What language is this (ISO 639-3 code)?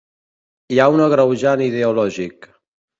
cat